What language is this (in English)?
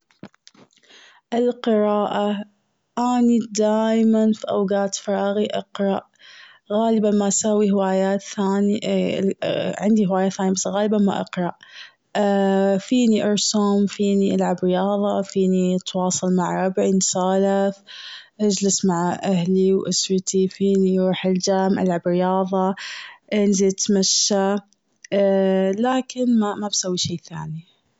Gulf Arabic